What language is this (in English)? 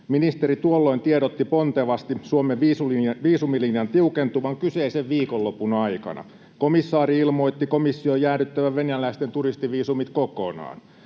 Finnish